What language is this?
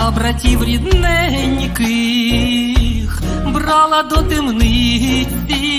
Russian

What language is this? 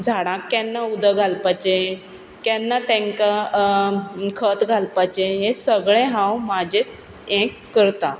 Konkani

